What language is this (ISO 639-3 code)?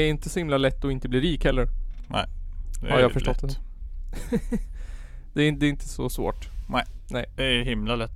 swe